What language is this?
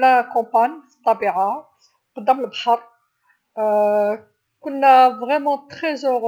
Algerian Arabic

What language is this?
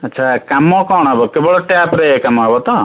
Odia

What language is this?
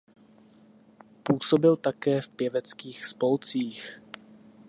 Czech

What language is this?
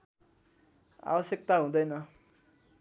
Nepali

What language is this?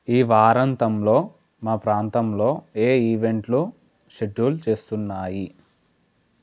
Telugu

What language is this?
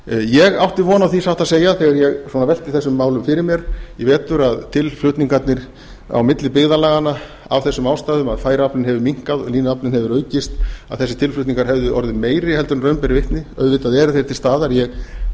Icelandic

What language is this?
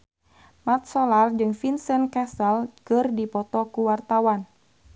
Sundanese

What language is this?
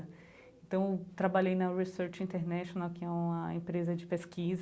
Portuguese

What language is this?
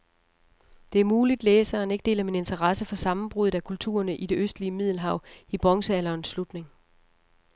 Danish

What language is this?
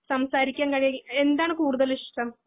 Malayalam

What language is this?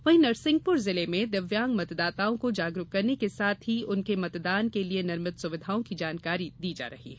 Hindi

